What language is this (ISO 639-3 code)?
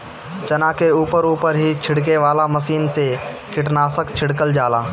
bho